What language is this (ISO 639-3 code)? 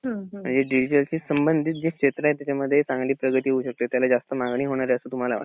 mar